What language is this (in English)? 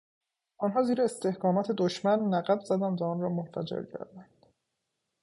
Persian